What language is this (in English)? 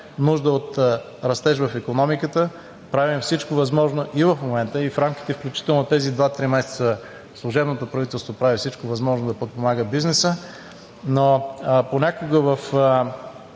Bulgarian